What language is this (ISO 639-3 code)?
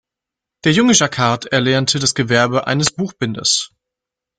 deu